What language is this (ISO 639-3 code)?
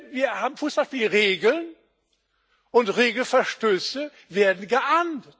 deu